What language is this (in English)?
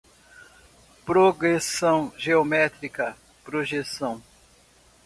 Portuguese